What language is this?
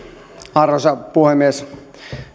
Finnish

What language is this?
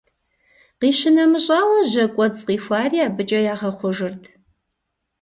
Kabardian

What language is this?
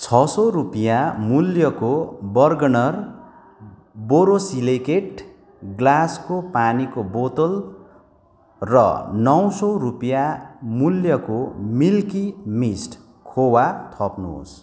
Nepali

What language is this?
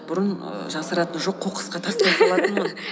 Kazakh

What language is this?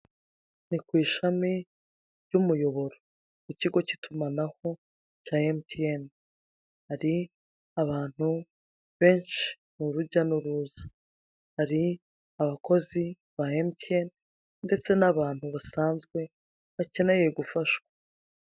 Kinyarwanda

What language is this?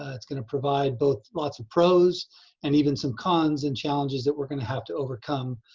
English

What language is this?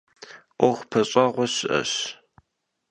Kabardian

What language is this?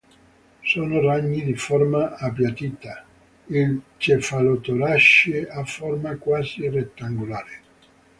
Italian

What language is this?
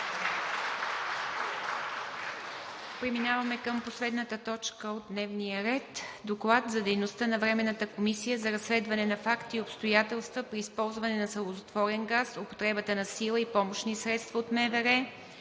Bulgarian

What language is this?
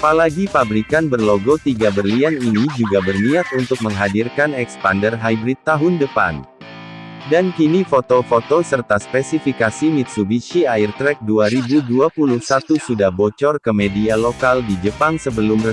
Indonesian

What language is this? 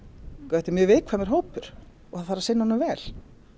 Icelandic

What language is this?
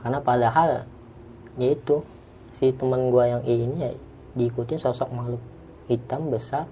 Indonesian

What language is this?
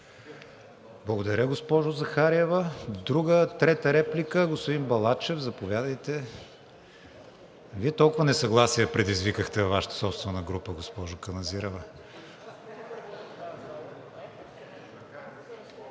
Bulgarian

